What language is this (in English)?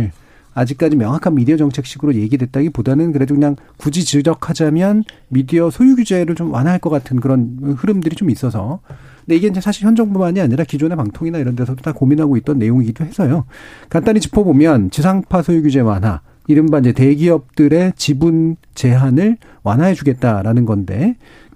Korean